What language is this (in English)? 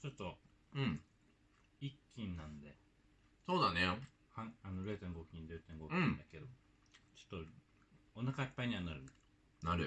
Japanese